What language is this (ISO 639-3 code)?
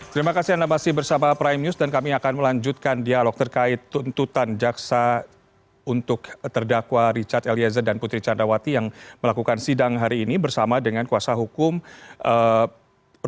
ind